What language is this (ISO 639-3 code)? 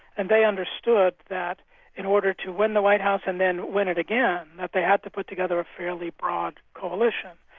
eng